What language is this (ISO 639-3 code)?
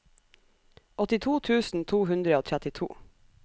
nor